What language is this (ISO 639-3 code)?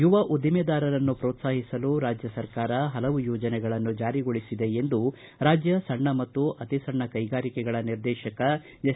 kan